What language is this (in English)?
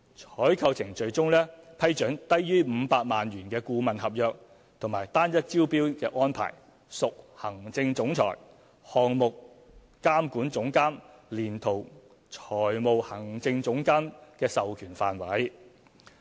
Cantonese